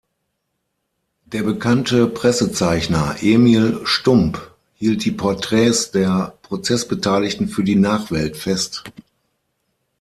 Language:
German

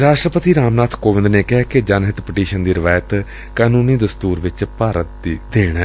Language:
Punjabi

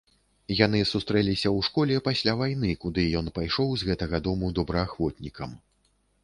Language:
Belarusian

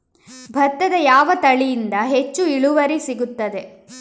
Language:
Kannada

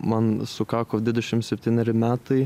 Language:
Lithuanian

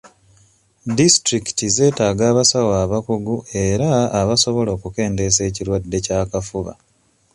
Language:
Ganda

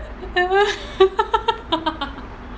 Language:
English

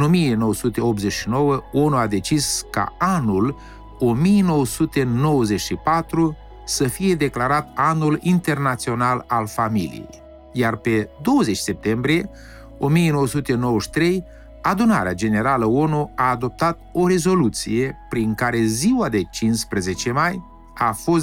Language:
Romanian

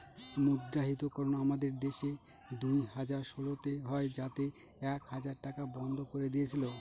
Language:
Bangla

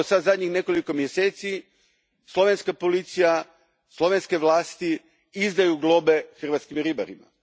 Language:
Croatian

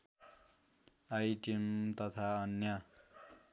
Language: Nepali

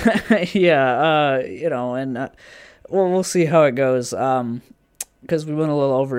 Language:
English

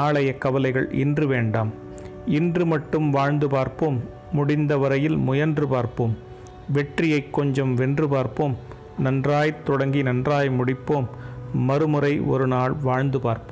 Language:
Tamil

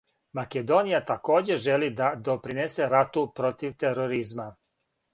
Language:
Serbian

